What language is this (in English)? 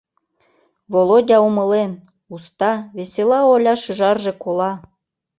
Mari